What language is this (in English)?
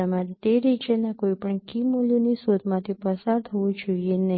Gujarati